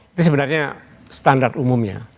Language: Indonesian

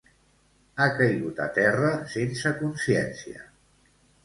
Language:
Catalan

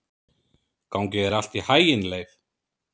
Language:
Icelandic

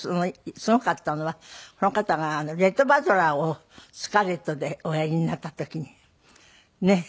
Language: Japanese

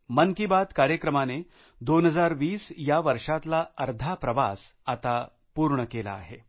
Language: Marathi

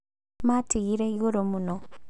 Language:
Kikuyu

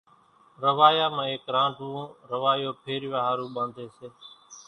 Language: Kachi Koli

